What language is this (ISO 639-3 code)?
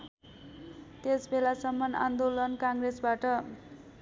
nep